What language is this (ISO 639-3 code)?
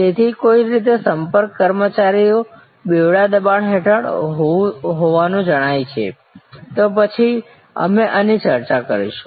guj